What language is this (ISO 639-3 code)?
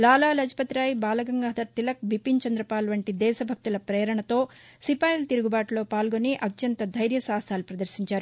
tel